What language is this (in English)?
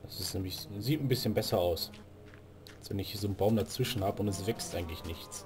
German